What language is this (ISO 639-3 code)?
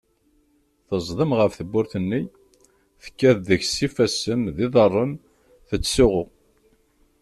kab